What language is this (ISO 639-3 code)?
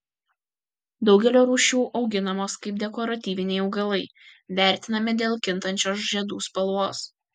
lit